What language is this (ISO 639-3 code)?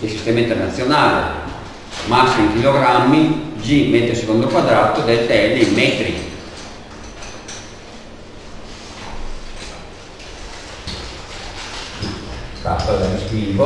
ita